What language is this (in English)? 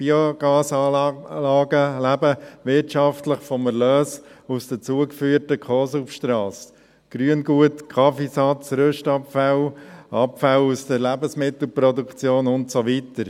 Swiss German